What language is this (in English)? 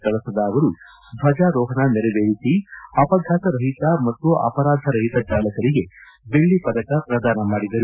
Kannada